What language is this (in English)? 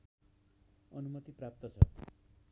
Nepali